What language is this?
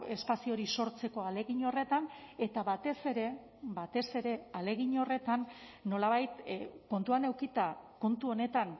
Basque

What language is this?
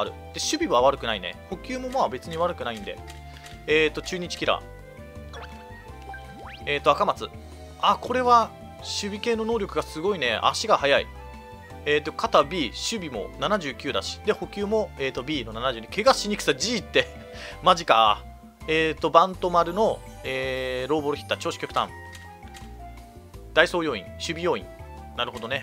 Japanese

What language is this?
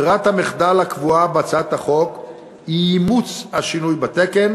Hebrew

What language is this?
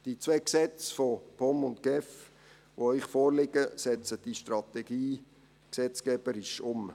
Swiss German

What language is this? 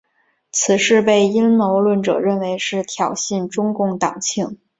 Chinese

